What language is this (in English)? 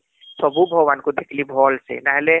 Odia